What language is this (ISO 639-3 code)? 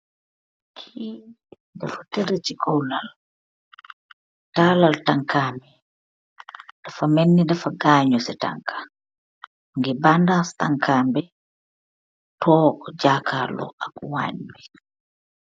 wol